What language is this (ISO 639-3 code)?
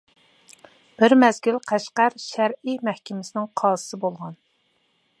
uig